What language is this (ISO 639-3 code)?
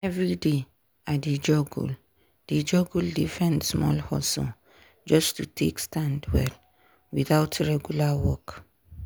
pcm